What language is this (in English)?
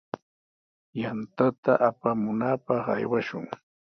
Sihuas Ancash Quechua